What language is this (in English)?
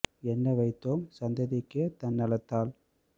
Tamil